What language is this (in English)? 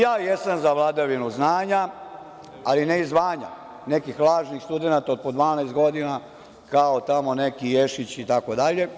Serbian